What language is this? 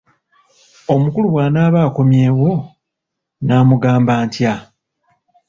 Ganda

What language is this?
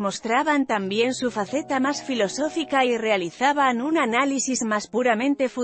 Spanish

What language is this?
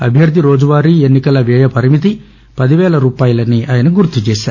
Telugu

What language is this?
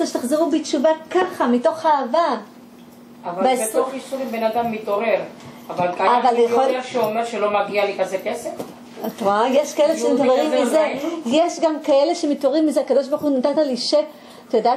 Hebrew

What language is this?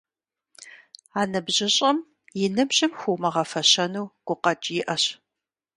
Kabardian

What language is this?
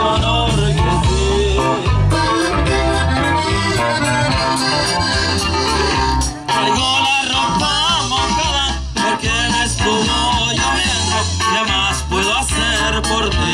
Romanian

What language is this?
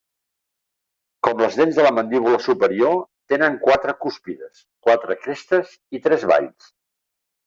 Catalan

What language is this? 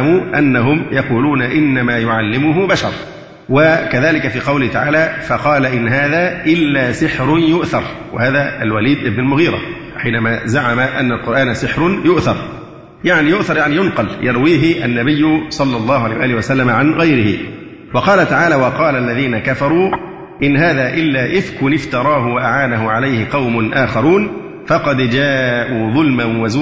Arabic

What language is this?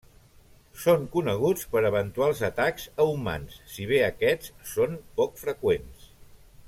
Catalan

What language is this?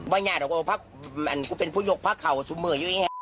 Thai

